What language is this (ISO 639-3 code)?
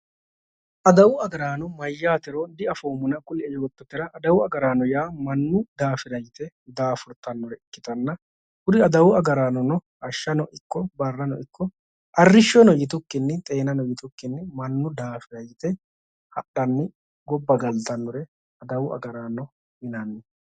sid